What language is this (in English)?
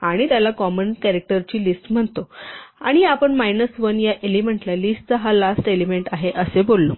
Marathi